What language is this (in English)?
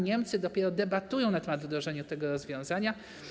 Polish